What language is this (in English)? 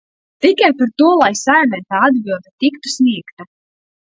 Latvian